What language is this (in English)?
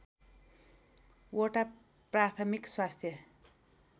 Nepali